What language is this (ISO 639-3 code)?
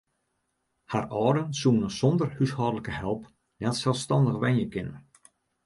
fry